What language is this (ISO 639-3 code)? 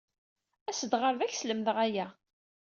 kab